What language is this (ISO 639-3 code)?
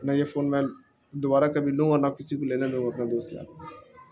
urd